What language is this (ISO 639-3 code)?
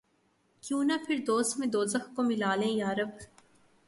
urd